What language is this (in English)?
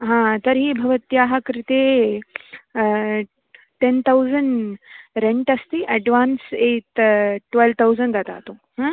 Sanskrit